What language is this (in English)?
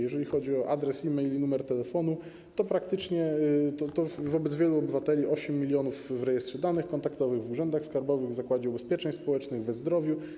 Polish